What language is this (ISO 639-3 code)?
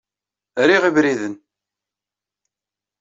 kab